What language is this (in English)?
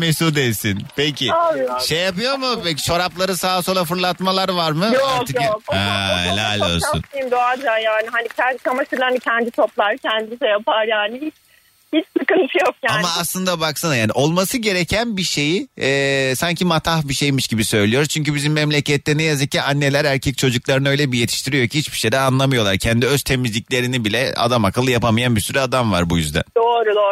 Turkish